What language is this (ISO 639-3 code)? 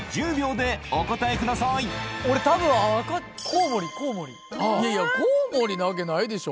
jpn